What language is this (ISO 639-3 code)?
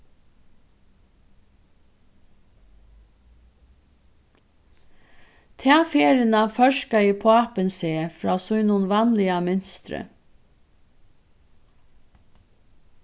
fao